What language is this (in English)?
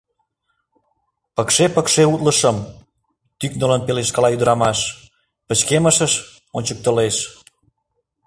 Mari